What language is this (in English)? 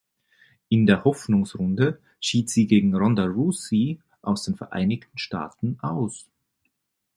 German